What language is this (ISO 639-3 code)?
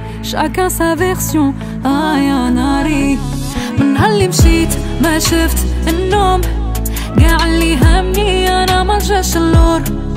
ara